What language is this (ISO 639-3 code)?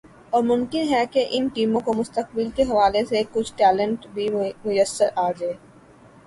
urd